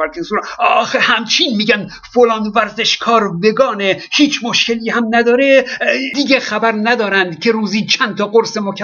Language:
Persian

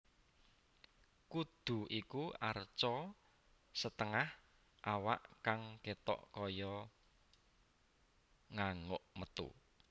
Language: Javanese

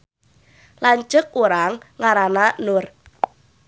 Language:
Sundanese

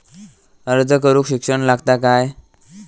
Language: Marathi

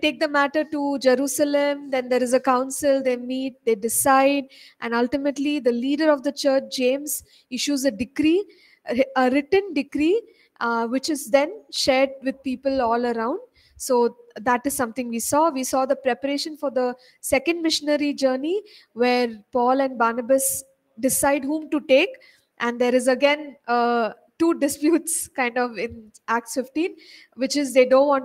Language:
English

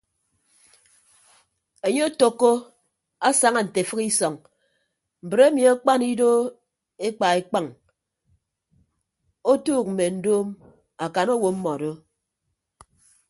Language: Ibibio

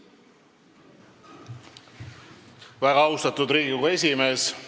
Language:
Estonian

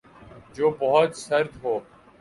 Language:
Urdu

